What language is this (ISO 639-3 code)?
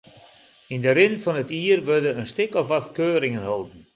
fry